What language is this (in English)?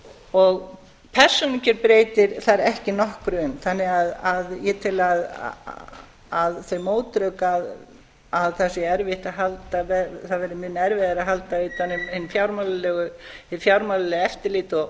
Icelandic